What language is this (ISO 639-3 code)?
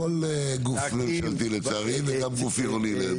heb